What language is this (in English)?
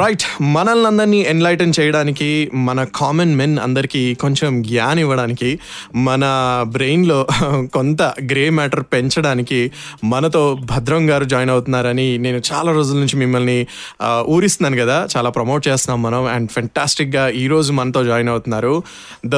Telugu